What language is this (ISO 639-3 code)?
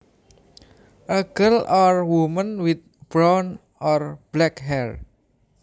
jav